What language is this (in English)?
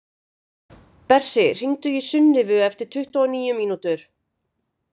Icelandic